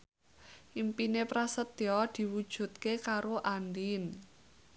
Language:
Javanese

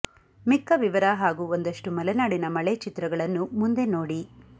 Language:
Kannada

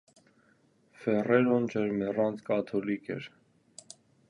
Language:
Armenian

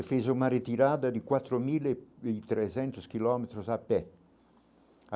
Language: Portuguese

